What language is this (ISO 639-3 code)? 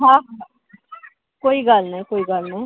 snd